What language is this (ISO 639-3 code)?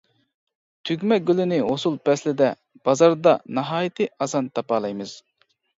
uig